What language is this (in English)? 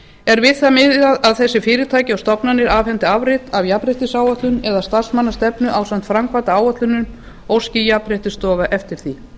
Icelandic